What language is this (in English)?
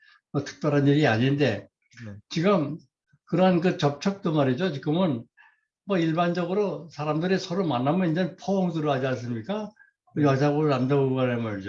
Korean